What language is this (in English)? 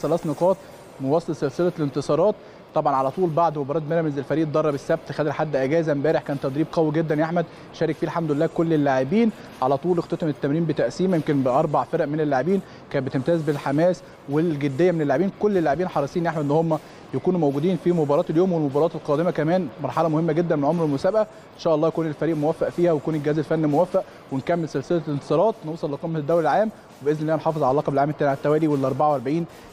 Arabic